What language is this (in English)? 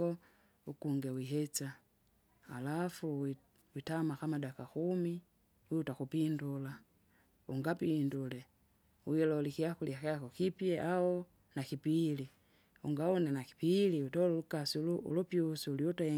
Kinga